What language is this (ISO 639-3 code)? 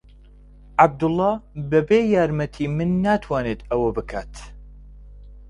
ckb